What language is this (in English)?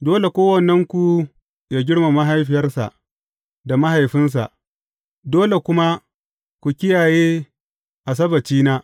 Hausa